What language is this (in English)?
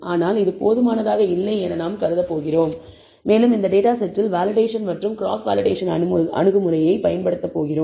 Tamil